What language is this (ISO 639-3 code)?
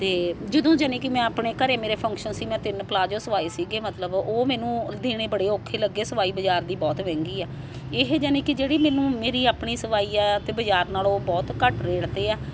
pan